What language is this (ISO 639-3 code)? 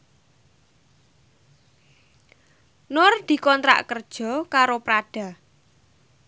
jav